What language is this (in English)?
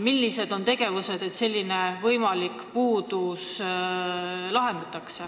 Estonian